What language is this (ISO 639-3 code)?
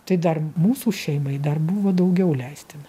lit